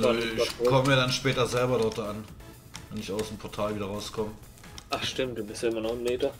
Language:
German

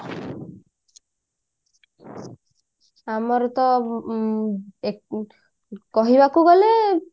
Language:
Odia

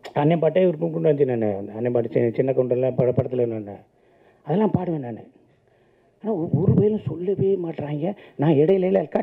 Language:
Tamil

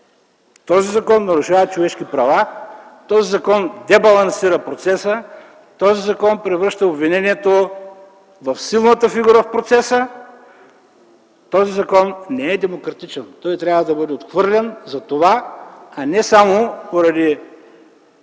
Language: Bulgarian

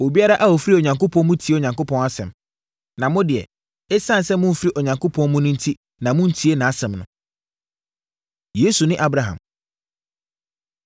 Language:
Akan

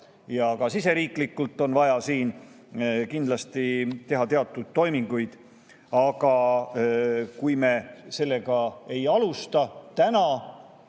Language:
Estonian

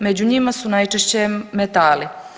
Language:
Croatian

